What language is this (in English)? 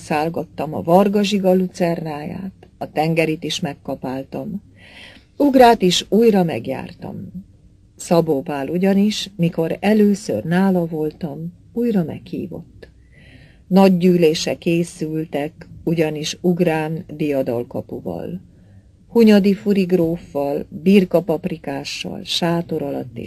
Hungarian